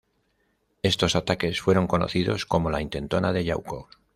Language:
Spanish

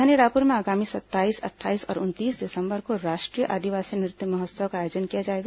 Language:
Hindi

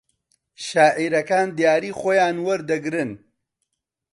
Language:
Central Kurdish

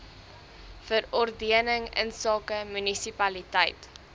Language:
Afrikaans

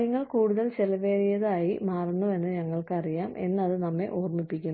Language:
Malayalam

